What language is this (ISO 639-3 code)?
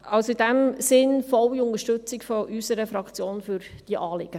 gsw